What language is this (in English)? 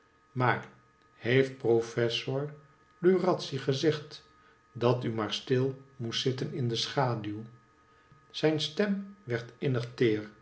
Dutch